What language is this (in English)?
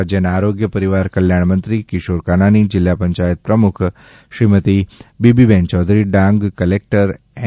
Gujarati